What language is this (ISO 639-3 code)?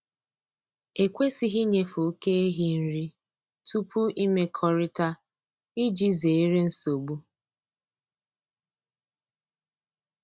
ibo